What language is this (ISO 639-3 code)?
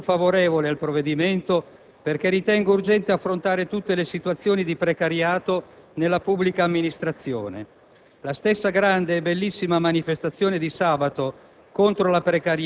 ita